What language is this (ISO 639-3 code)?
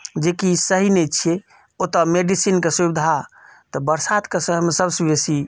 mai